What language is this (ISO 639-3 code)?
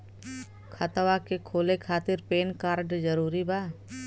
bho